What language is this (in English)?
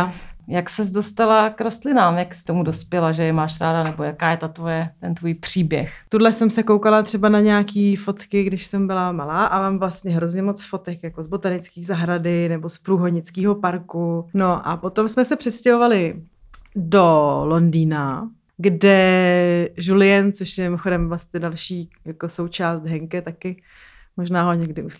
Czech